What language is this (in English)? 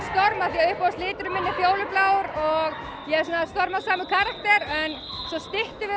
Icelandic